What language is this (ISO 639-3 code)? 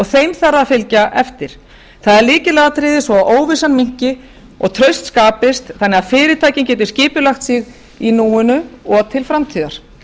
isl